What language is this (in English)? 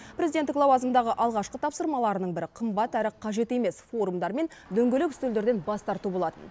Kazakh